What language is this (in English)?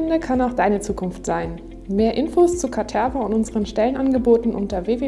German